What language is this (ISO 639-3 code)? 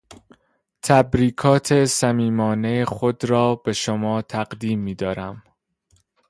fas